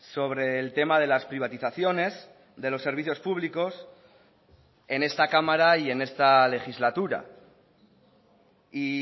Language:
Spanish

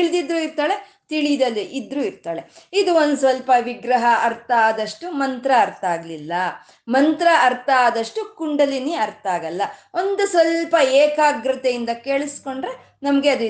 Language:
Kannada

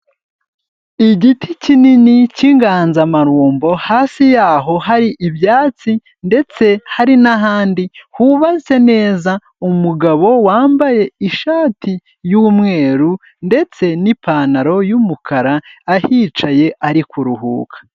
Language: Kinyarwanda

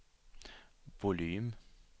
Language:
Swedish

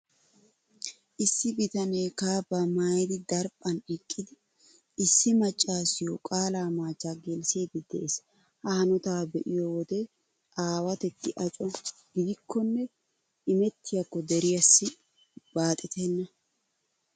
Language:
Wolaytta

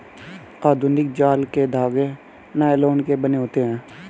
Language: Hindi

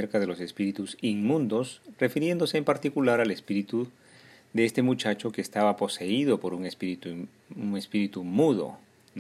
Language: Spanish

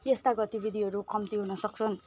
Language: Nepali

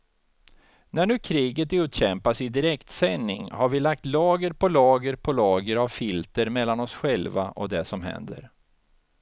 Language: Swedish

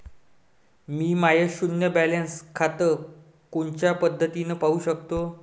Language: Marathi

